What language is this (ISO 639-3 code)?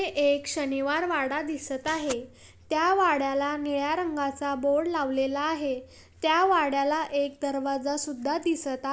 mar